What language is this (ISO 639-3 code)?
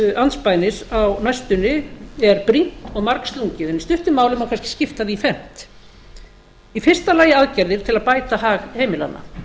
isl